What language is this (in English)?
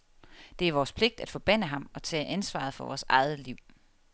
Danish